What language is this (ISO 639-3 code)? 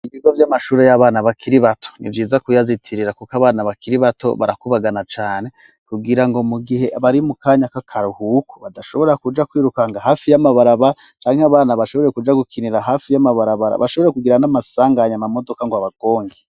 run